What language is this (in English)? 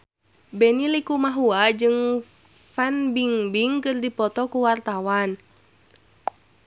Sundanese